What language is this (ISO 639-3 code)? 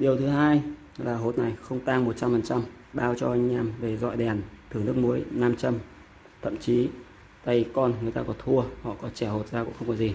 vie